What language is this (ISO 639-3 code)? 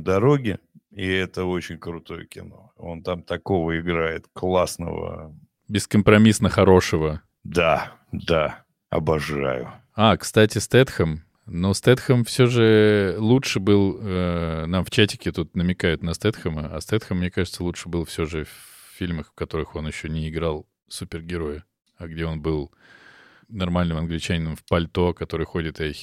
rus